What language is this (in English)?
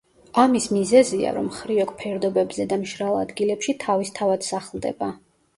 Georgian